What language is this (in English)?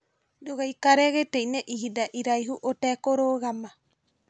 Kikuyu